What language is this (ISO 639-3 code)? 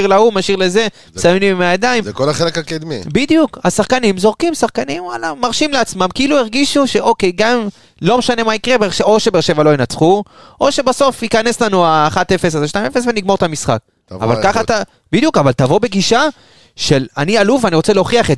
heb